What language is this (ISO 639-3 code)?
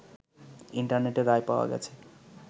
ben